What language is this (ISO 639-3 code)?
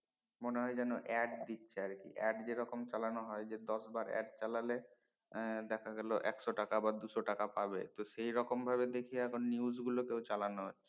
ben